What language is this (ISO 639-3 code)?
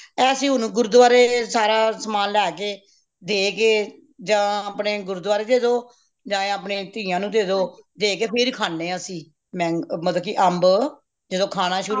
pan